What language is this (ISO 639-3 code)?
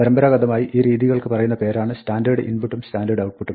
mal